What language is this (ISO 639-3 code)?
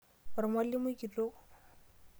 mas